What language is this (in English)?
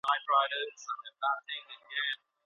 Pashto